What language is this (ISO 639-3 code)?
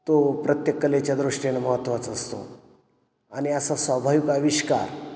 mar